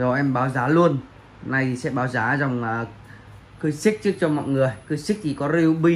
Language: Vietnamese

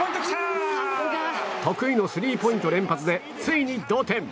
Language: Japanese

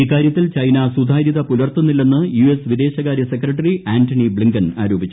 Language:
Malayalam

